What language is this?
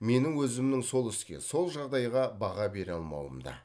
Kazakh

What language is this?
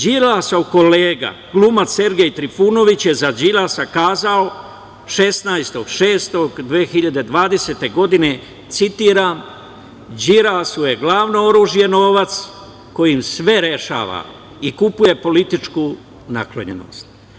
Serbian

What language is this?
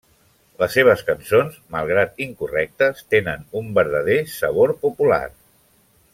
Catalan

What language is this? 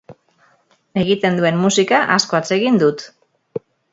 Basque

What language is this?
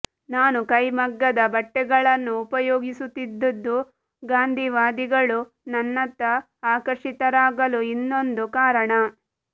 Kannada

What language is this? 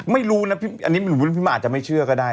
Thai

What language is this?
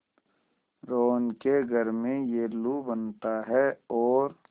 Hindi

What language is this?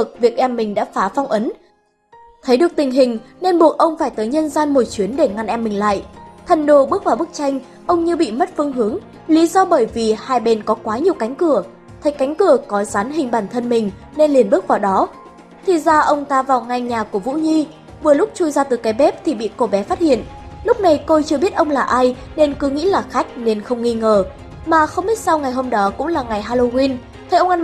Vietnamese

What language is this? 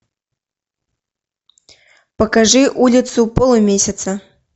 Russian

